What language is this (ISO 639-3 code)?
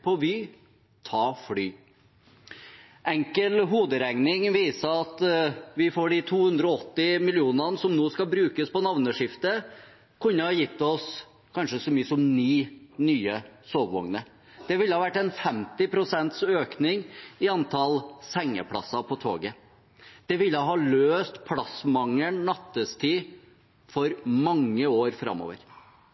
nob